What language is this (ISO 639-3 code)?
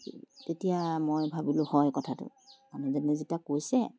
asm